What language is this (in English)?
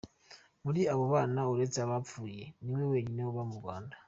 Kinyarwanda